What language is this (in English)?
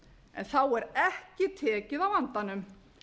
Icelandic